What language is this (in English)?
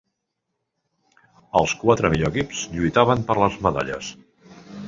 Catalan